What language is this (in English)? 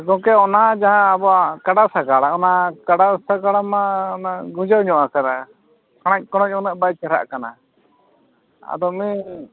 Santali